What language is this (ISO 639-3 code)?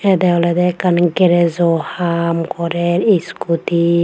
ccp